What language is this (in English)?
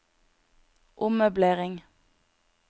Norwegian